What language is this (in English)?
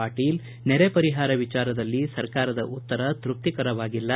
Kannada